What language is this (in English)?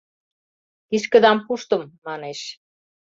Mari